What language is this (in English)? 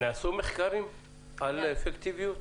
Hebrew